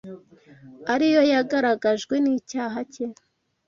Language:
Kinyarwanda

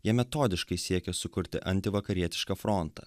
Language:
Lithuanian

